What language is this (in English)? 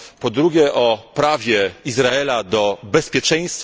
Polish